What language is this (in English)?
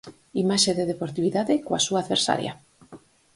Galician